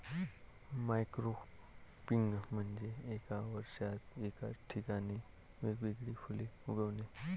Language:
Marathi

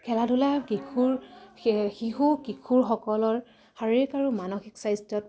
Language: Assamese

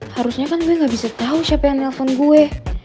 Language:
Indonesian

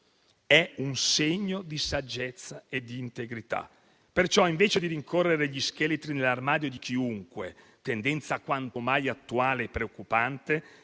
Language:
Italian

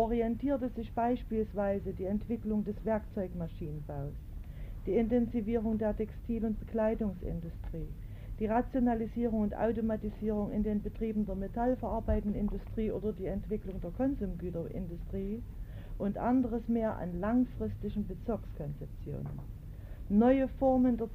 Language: German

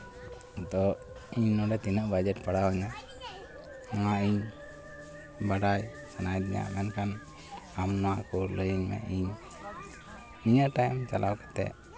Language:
Santali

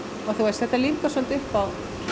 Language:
Icelandic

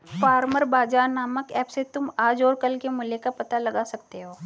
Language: Hindi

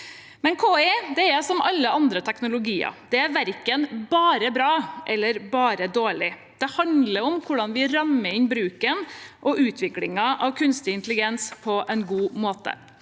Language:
Norwegian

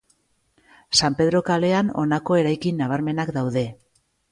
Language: Basque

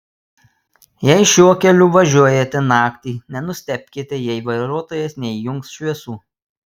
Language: Lithuanian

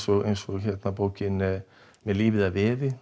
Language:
Icelandic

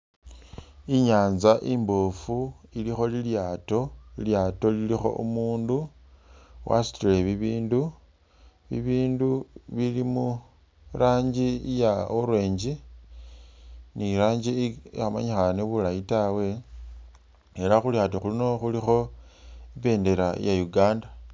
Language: Masaaba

